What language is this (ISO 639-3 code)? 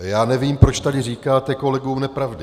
ces